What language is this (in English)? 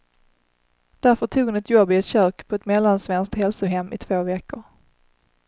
Swedish